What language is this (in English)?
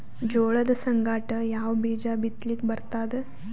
Kannada